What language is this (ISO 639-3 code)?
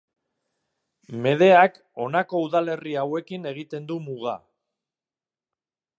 eus